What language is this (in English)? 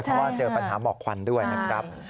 Thai